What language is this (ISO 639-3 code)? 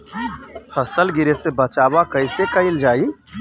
bho